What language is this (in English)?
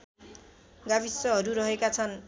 Nepali